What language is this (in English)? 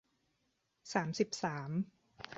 Thai